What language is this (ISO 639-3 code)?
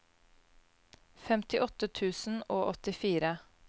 nor